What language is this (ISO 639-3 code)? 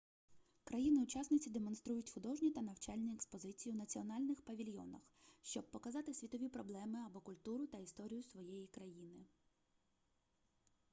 ukr